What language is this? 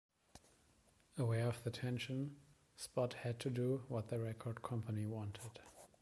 English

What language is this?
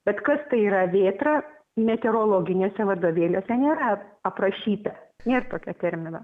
Lithuanian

